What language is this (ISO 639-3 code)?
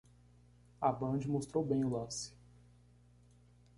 por